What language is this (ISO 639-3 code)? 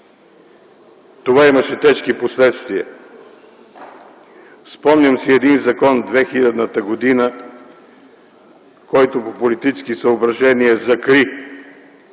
bul